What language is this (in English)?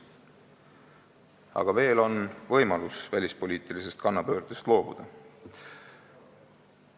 Estonian